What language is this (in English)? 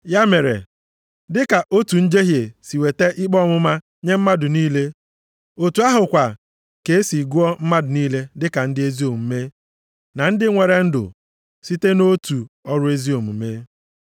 Igbo